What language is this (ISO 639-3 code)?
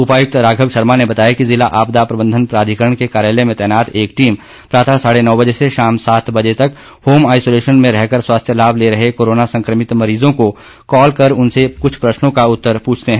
hin